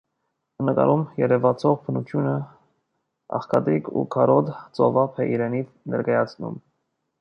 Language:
Armenian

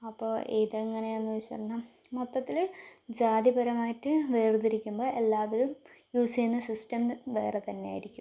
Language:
Malayalam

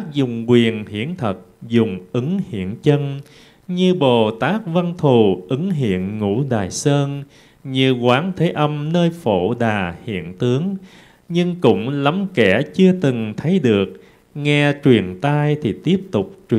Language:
Vietnamese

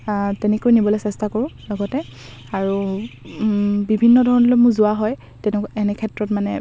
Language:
Assamese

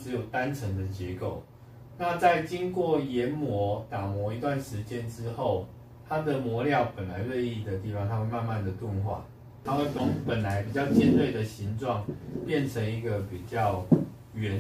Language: Chinese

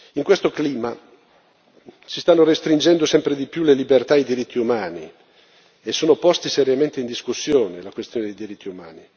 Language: Italian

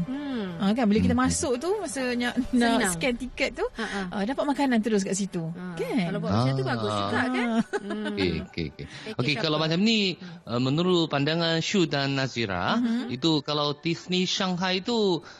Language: Malay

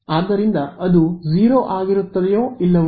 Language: Kannada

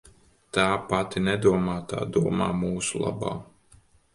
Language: Latvian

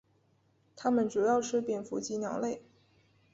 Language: Chinese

